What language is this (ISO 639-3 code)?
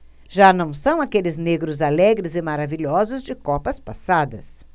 por